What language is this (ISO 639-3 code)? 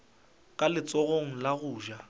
nso